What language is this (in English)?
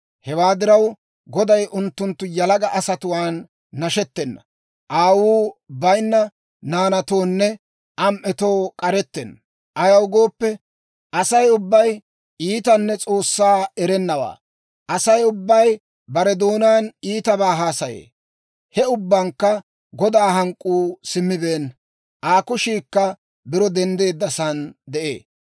Dawro